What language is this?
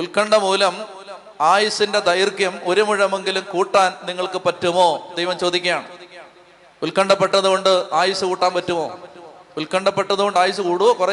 Malayalam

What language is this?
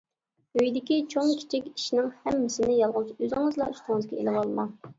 Uyghur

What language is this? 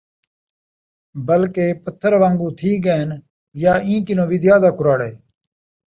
Saraiki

